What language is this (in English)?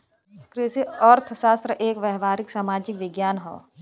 Bhojpuri